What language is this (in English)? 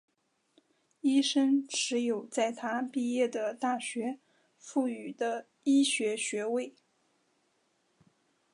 Chinese